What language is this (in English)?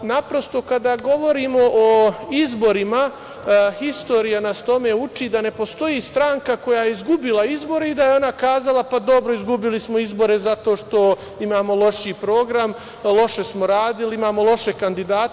Serbian